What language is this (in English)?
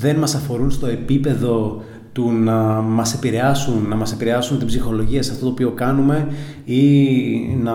Greek